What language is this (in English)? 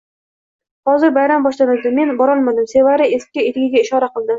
Uzbek